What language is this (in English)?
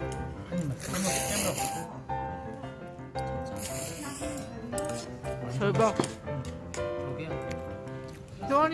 Korean